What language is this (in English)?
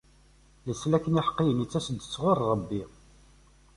Kabyle